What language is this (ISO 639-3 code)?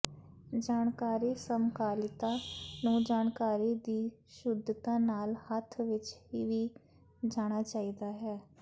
pan